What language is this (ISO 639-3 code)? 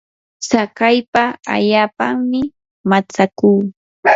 qur